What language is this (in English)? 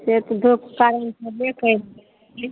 Maithili